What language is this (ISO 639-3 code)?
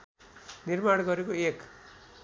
nep